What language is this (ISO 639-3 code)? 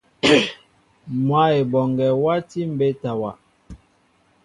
mbo